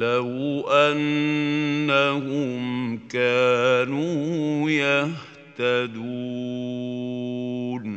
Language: Arabic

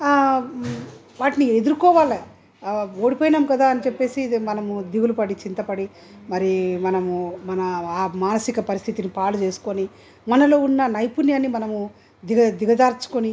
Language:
Telugu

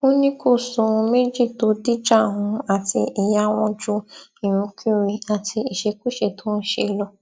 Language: Yoruba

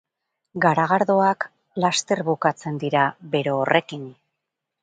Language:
Basque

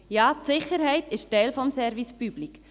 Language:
Swiss German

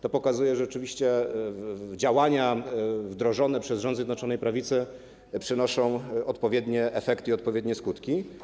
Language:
Polish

